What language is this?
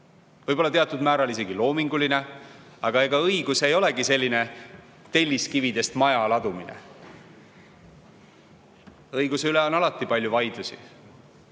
Estonian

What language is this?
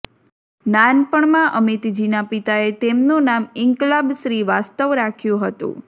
Gujarati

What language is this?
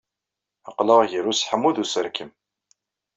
Kabyle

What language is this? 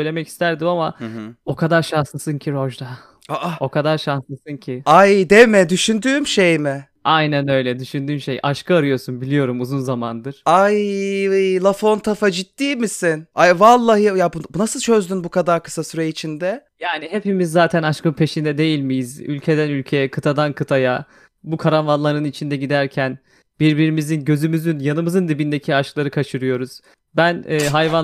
Turkish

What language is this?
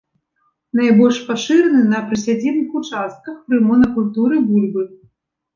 Belarusian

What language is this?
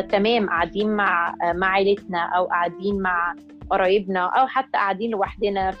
Arabic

